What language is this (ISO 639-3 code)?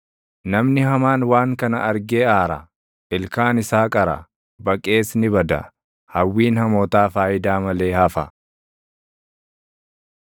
orm